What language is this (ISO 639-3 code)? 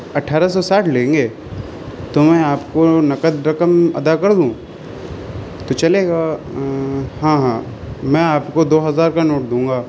urd